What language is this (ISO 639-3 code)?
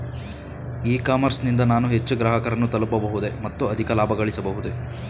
kan